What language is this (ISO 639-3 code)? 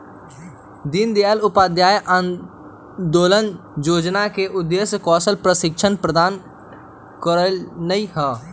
mag